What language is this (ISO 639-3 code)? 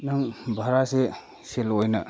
mni